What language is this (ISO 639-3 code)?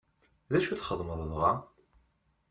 kab